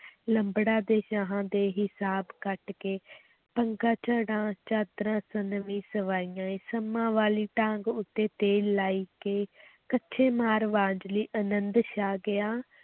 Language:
Punjabi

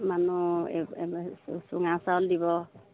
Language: Assamese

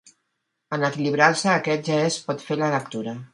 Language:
Catalan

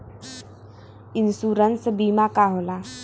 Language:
Bhojpuri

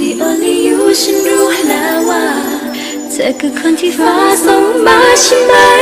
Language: Vietnamese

